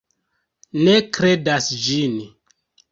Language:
Esperanto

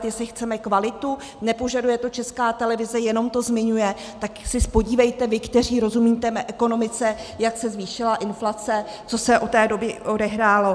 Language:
Czech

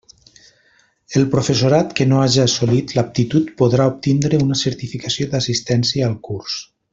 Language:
Catalan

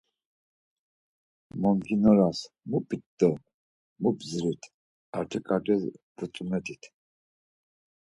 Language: Laz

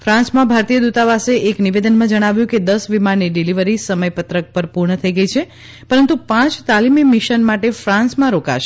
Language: Gujarati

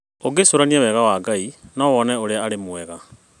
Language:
Kikuyu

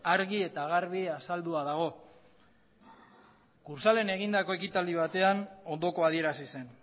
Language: Basque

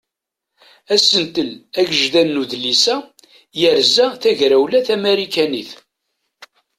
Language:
Kabyle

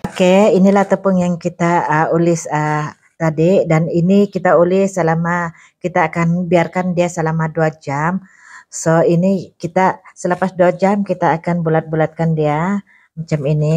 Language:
Indonesian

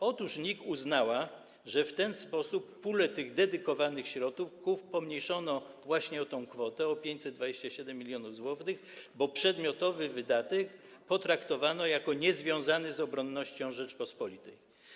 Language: Polish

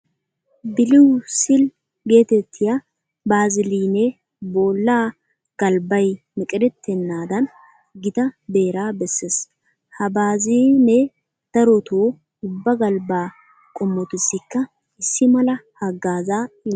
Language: Wolaytta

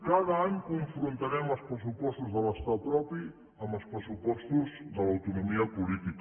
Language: Catalan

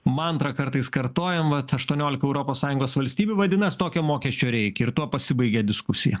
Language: Lithuanian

